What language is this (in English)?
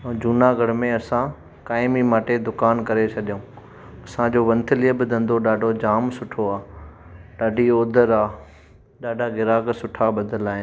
Sindhi